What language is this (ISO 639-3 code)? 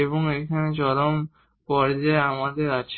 ben